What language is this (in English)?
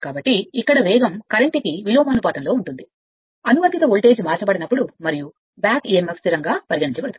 Telugu